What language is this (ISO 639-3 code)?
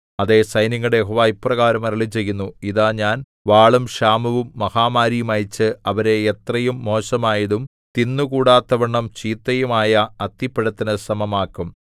mal